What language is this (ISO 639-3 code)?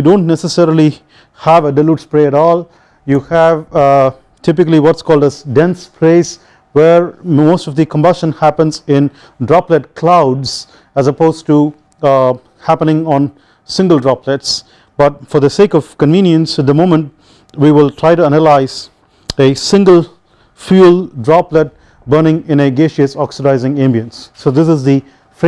eng